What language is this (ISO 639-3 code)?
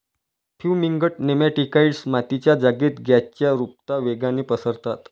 mar